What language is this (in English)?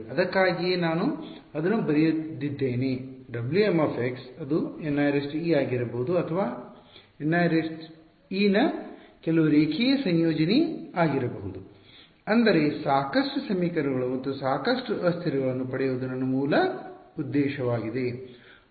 Kannada